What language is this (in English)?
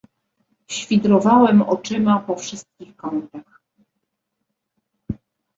Polish